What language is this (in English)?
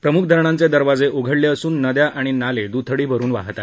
Marathi